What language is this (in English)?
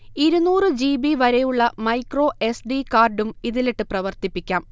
Malayalam